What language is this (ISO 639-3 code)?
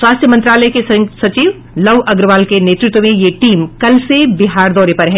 hin